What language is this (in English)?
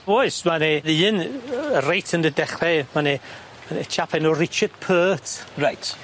Welsh